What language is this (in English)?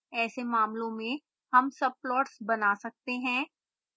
Hindi